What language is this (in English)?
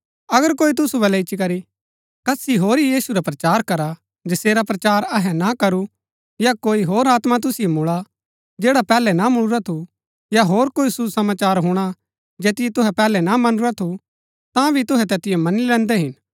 Gaddi